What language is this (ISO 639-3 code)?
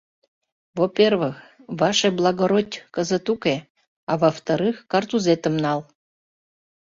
chm